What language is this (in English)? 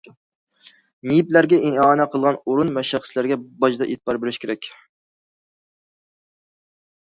Uyghur